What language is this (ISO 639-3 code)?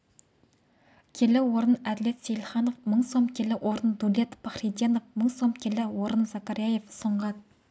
kaz